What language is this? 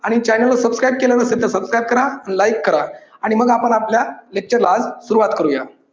Marathi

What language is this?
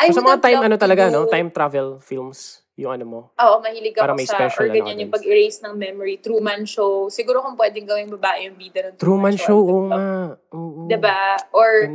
Filipino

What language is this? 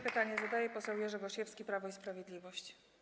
Polish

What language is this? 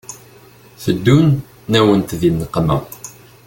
Kabyle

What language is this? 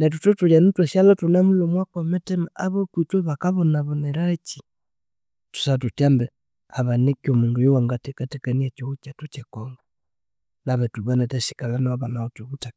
Konzo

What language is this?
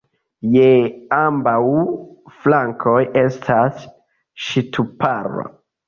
Esperanto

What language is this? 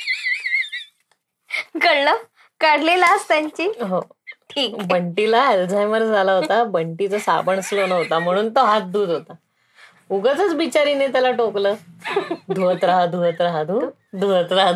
Marathi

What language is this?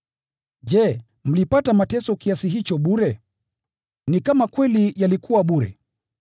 Swahili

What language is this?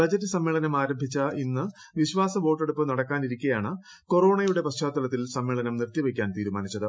Malayalam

